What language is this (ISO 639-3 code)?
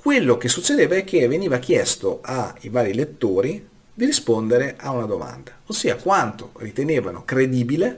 ita